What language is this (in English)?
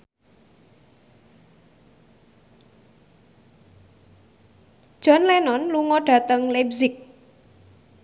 Javanese